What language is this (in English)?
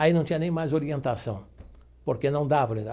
Portuguese